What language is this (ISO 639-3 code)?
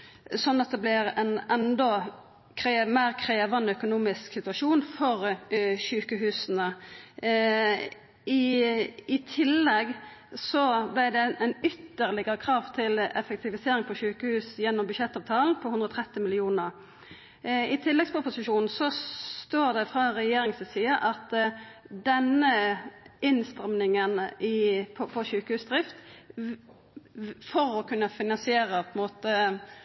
nno